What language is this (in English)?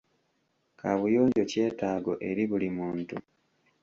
Ganda